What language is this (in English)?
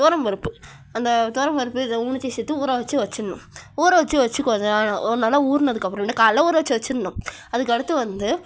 Tamil